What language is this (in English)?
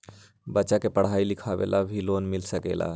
Magahi